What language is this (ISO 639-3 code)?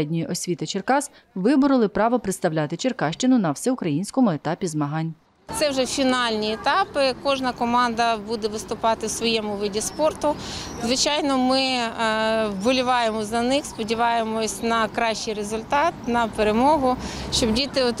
ukr